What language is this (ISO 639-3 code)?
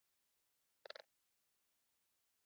swa